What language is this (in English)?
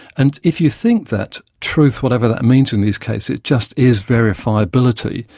English